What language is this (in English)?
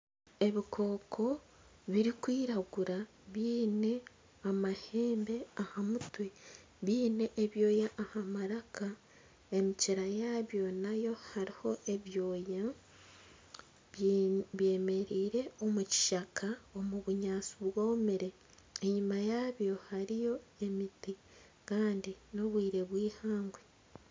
Nyankole